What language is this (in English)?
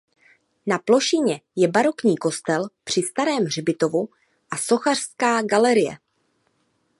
Czech